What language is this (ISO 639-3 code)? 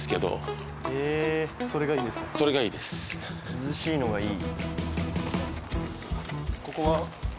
jpn